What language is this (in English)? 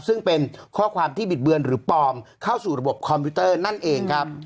Thai